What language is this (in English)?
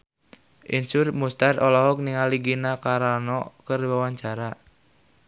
Sundanese